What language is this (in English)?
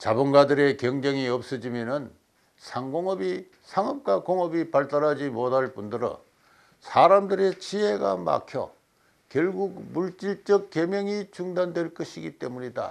Korean